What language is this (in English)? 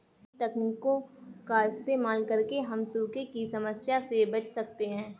Hindi